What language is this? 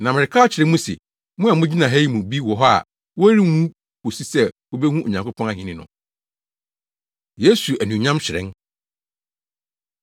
Akan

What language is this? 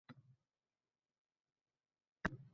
Uzbek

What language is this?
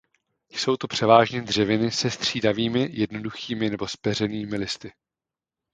Czech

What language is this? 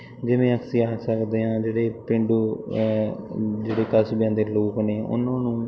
Punjabi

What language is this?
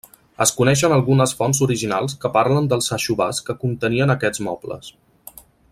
Catalan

